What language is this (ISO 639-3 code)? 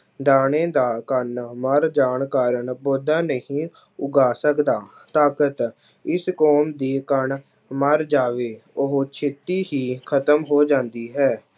pan